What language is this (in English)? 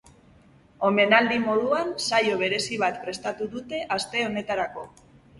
Basque